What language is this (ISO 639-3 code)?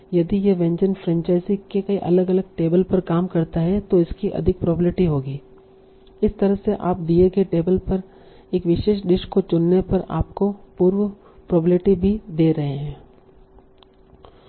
hin